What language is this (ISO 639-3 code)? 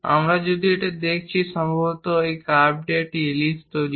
ben